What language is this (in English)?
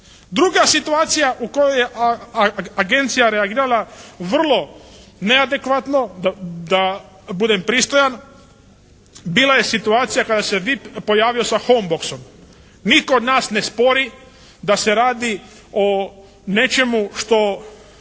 Croatian